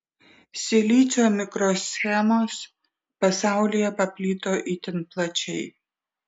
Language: Lithuanian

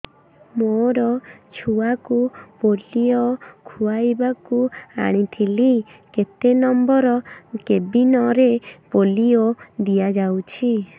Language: Odia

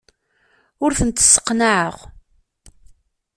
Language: Kabyle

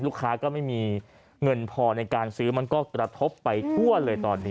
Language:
Thai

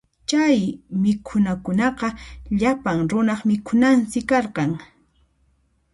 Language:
Puno Quechua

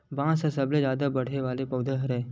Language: Chhattisgarhi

